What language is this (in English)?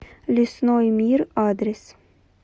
Russian